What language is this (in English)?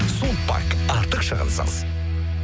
Kazakh